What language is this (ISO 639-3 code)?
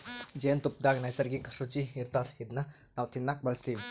kan